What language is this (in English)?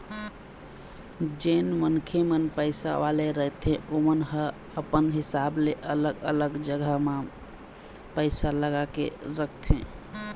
Chhattisgarhi